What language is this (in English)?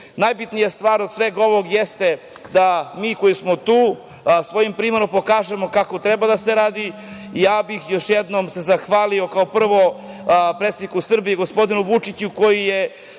Serbian